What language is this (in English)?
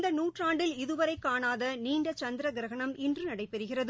Tamil